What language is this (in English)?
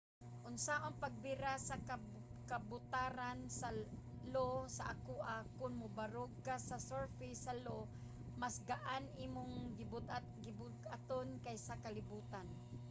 Cebuano